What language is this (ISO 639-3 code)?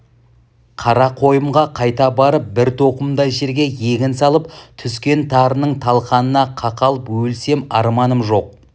kaz